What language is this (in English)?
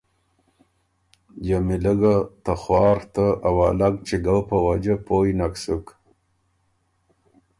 Ormuri